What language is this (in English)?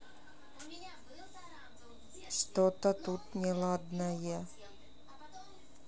Russian